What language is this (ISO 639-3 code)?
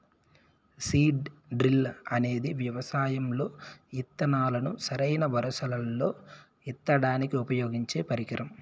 tel